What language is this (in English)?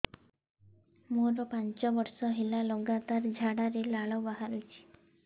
Odia